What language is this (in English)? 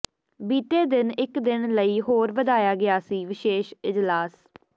Punjabi